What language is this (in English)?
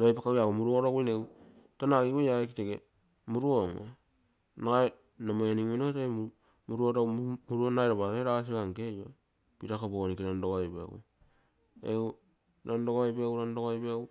Terei